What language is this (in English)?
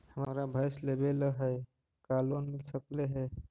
Magahi